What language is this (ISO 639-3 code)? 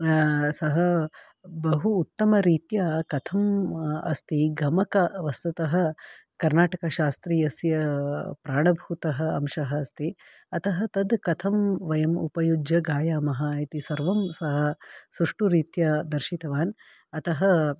san